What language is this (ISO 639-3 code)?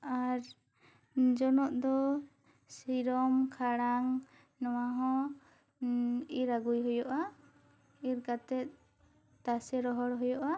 sat